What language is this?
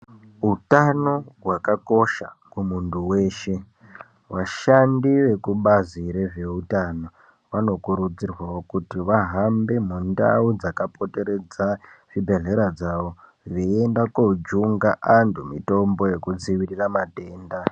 Ndau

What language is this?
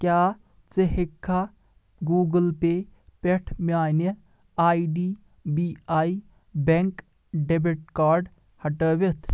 Kashmiri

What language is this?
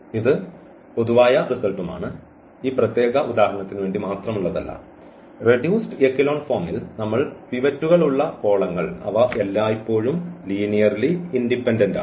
Malayalam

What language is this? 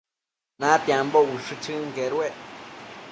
Matsés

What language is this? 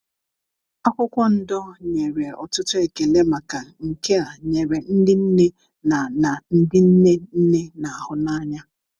Igbo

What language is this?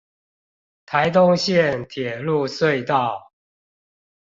Chinese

